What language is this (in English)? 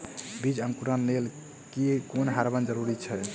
Maithili